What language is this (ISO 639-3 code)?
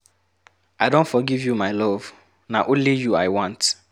pcm